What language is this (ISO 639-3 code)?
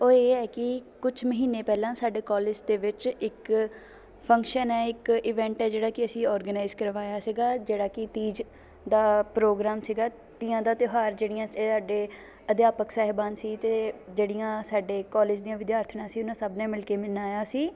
pan